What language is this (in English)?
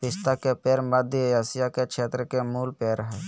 Magahi